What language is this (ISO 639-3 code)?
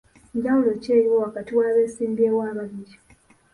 lug